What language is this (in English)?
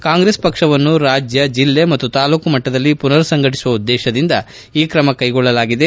Kannada